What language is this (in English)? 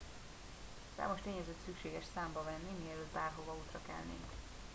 Hungarian